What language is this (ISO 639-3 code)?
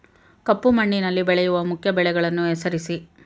kan